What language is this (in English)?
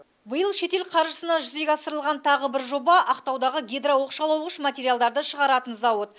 Kazakh